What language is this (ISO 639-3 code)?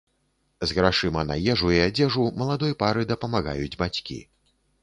bel